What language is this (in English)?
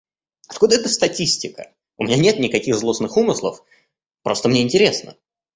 Russian